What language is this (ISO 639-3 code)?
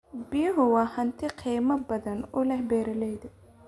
som